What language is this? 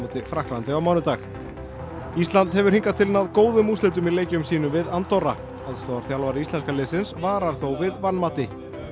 Icelandic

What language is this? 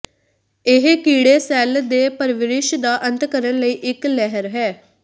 Punjabi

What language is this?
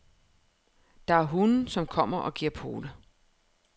Danish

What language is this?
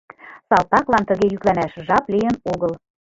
Mari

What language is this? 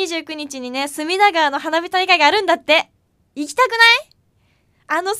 Japanese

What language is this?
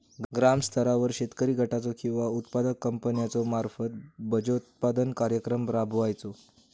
Marathi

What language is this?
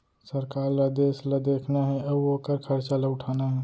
Chhattisgarhi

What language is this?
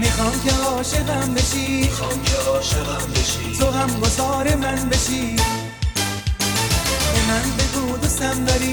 Persian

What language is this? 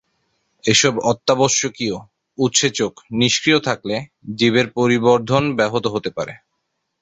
Bangla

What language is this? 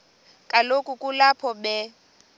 Xhosa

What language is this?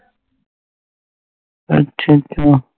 Punjabi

